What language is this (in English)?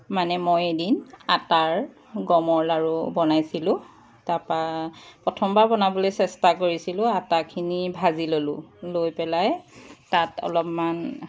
Assamese